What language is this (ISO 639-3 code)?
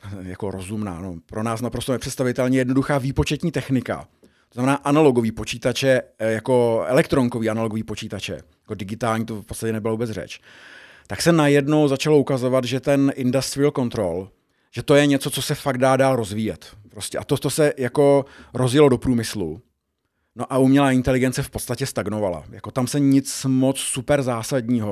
ces